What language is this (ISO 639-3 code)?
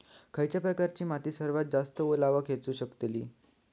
mar